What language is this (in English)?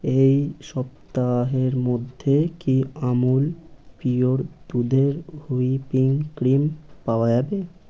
Bangla